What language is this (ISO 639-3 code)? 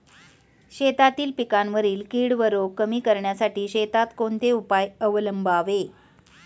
mar